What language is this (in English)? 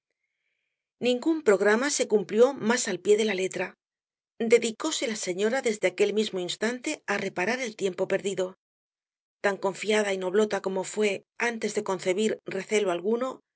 Spanish